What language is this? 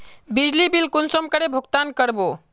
Magahi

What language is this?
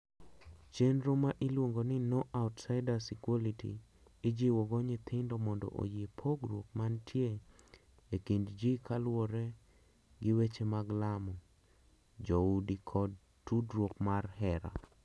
Luo (Kenya and Tanzania)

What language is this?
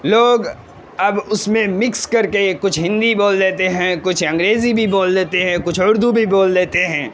Urdu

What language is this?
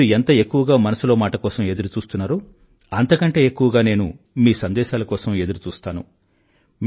Telugu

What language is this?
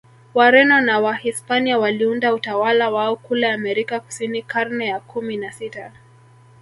Swahili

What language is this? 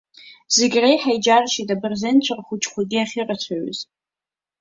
Abkhazian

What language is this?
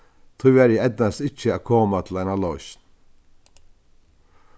Faroese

